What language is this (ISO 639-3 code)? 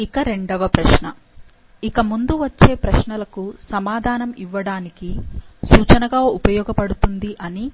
tel